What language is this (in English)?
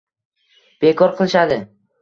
Uzbek